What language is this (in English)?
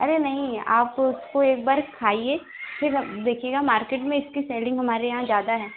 Hindi